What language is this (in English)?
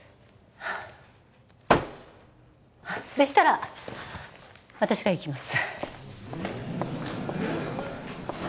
Japanese